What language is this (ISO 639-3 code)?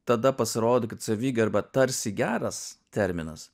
lit